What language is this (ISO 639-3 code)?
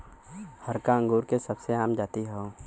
bho